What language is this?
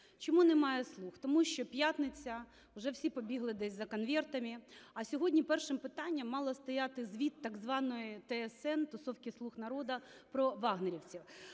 Ukrainian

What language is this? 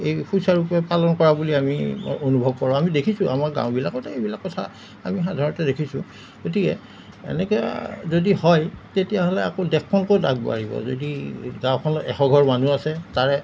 Assamese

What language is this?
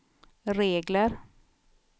Swedish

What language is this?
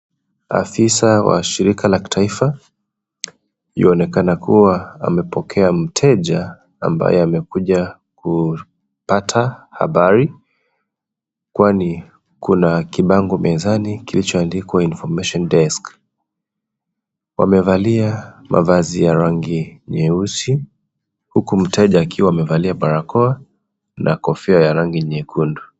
Swahili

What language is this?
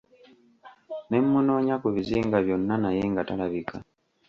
Ganda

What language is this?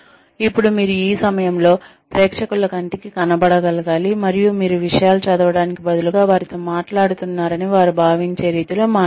Telugu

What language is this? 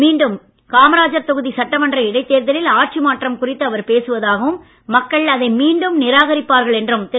Tamil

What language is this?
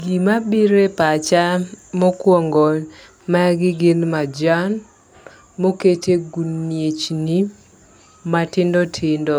Luo (Kenya and Tanzania)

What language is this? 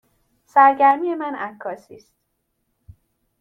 Persian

